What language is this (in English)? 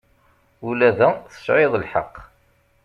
Kabyle